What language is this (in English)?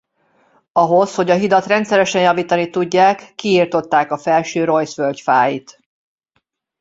Hungarian